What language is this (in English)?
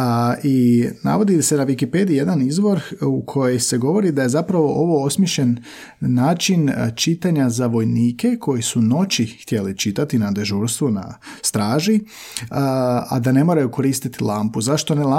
Croatian